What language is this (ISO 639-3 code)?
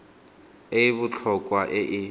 tsn